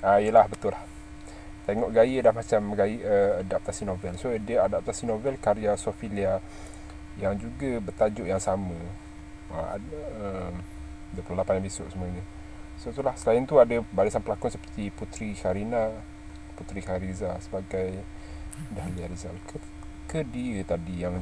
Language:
Malay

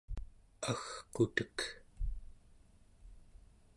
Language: Central Yupik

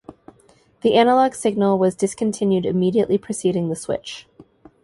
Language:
English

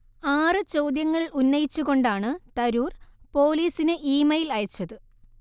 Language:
Malayalam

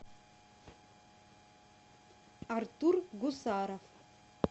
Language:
Russian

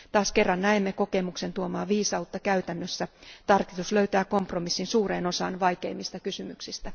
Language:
Finnish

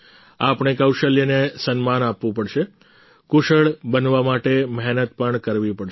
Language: Gujarati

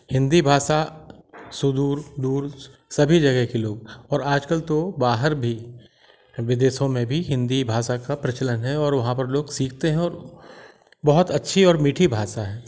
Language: Hindi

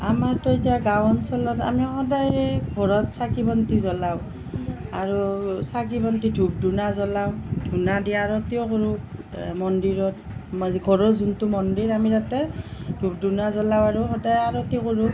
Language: Assamese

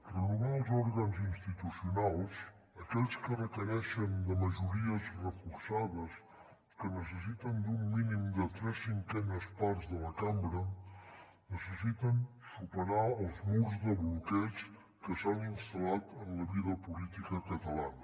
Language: Catalan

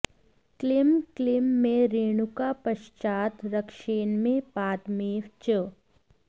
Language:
Sanskrit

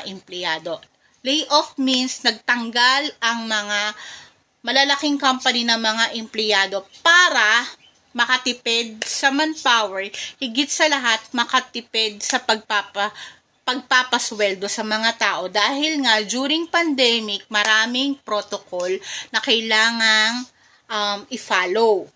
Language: Filipino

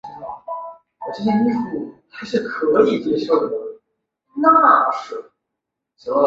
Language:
Chinese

